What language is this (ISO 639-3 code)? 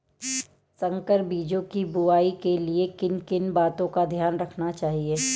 hin